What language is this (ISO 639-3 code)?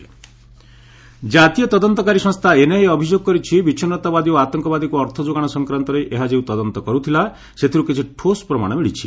ori